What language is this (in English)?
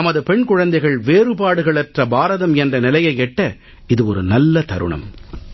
Tamil